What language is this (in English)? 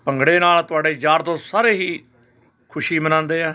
Punjabi